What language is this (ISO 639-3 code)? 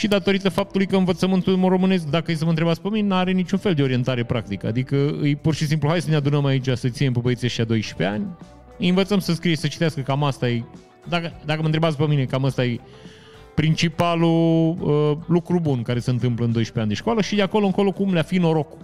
ron